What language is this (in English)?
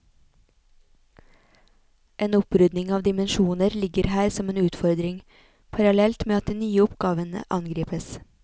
Norwegian